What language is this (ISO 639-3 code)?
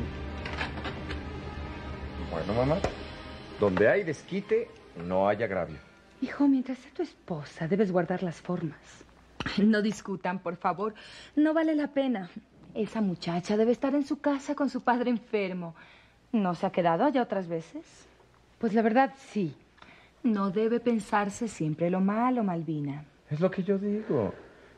spa